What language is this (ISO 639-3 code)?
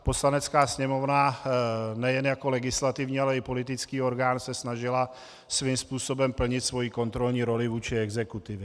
ces